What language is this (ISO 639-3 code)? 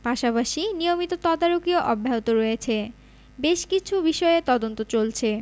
ben